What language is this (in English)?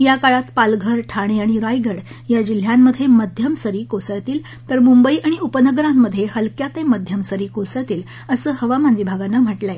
Marathi